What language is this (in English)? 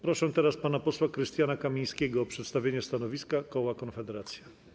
Polish